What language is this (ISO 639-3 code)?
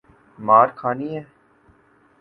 urd